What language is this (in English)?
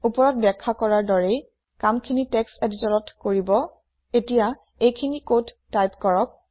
Assamese